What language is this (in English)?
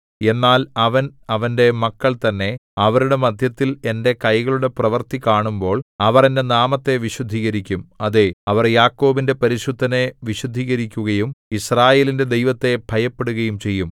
Malayalam